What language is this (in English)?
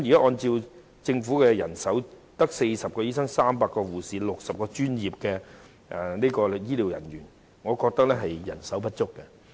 Cantonese